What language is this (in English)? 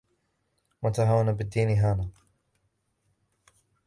Arabic